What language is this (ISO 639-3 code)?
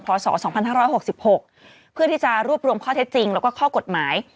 tha